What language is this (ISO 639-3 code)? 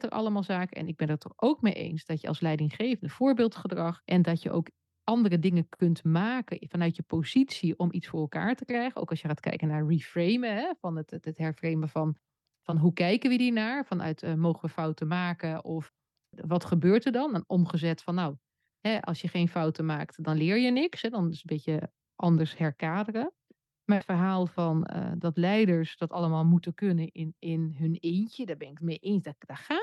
nld